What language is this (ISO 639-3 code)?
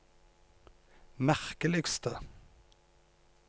nor